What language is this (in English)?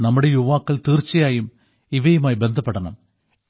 Malayalam